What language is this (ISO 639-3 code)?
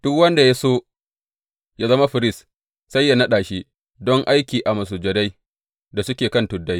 hau